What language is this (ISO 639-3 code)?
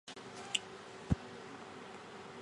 zho